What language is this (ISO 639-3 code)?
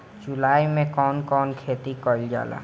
bho